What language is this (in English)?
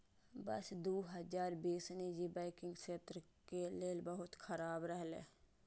Maithili